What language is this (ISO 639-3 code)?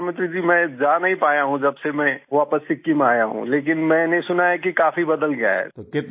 hin